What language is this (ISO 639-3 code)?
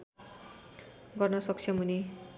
nep